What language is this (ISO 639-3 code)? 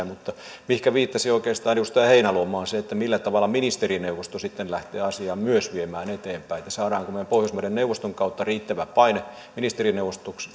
fin